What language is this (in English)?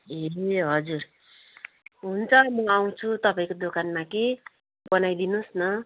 Nepali